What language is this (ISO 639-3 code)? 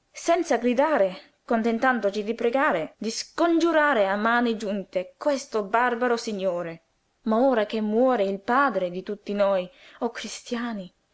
ita